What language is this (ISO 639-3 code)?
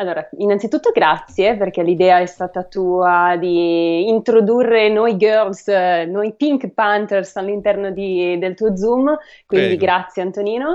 ita